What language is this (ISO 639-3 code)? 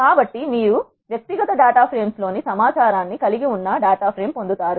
tel